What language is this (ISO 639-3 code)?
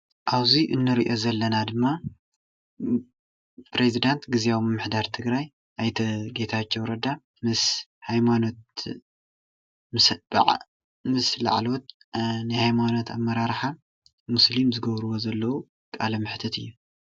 tir